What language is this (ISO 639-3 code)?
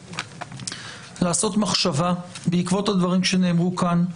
heb